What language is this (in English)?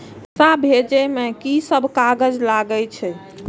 Maithili